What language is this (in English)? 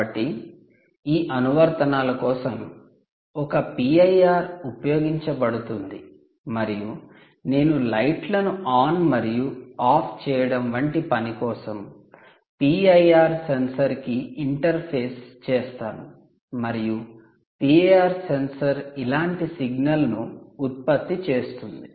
Telugu